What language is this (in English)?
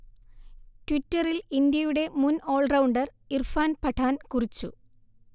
Malayalam